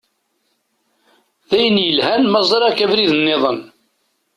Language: Kabyle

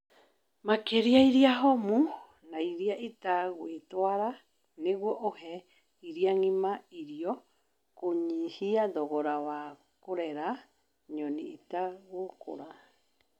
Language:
Kikuyu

